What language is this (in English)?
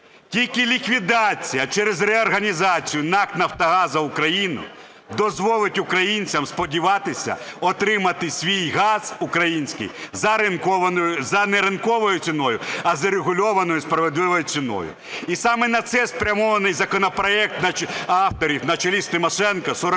Ukrainian